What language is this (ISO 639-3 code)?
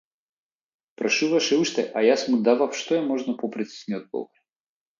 mkd